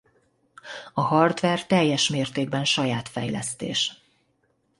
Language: Hungarian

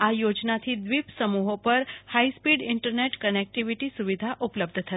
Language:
Gujarati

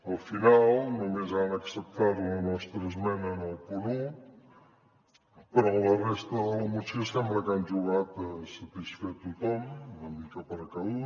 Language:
Catalan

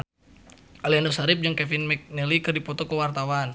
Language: Sundanese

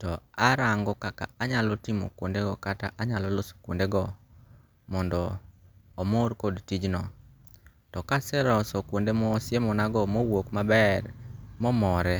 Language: Luo (Kenya and Tanzania)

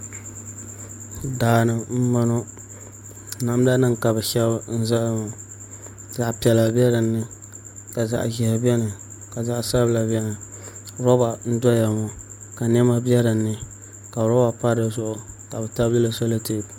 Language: Dagbani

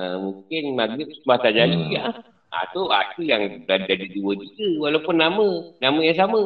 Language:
Malay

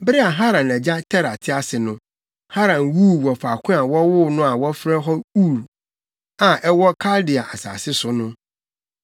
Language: Akan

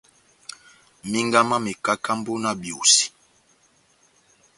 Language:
Batanga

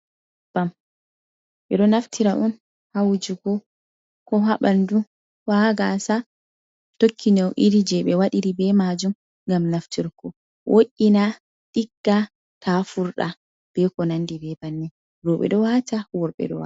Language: Fula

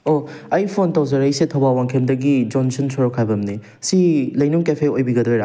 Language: Manipuri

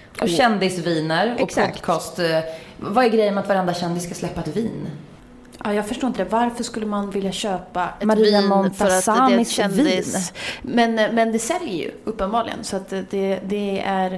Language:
Swedish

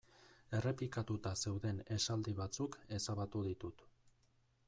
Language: Basque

